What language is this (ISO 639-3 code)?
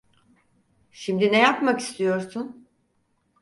tur